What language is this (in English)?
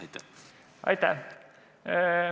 Estonian